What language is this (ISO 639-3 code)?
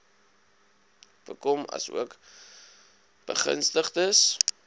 afr